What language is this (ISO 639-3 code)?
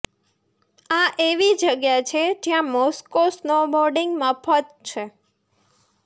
guj